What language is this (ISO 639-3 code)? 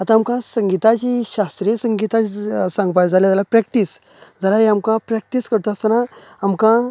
kok